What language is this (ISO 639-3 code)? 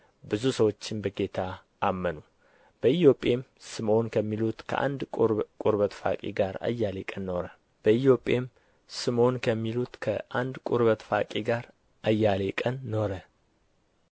amh